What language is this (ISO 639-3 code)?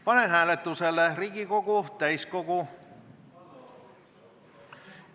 est